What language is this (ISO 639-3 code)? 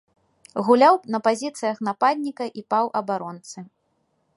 bel